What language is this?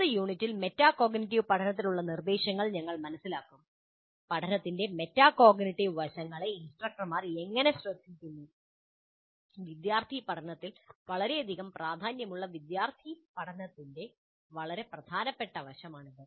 Malayalam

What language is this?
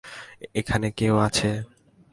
Bangla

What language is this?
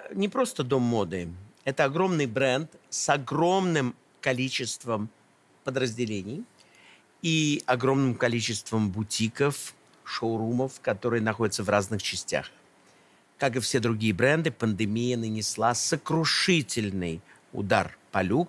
Russian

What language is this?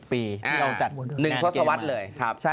Thai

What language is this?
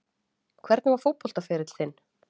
Icelandic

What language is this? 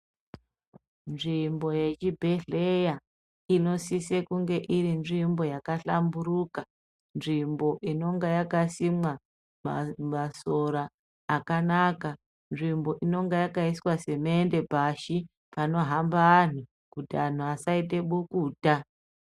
Ndau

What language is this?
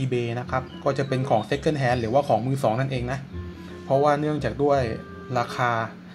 Thai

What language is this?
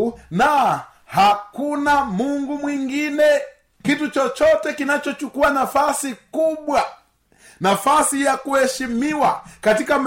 Swahili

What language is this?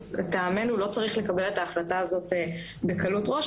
Hebrew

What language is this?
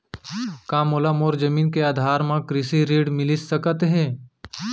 Chhattisgarhi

